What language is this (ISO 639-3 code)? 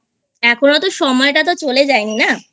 ben